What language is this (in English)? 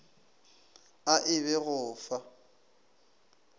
Northern Sotho